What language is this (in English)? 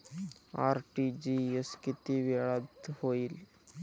Marathi